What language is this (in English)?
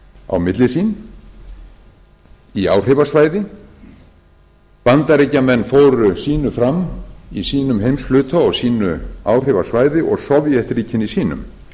Icelandic